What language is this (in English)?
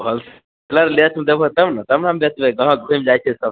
Maithili